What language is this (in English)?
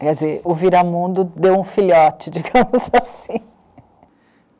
Portuguese